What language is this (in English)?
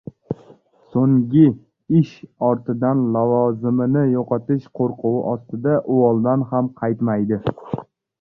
Uzbek